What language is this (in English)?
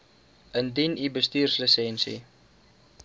Afrikaans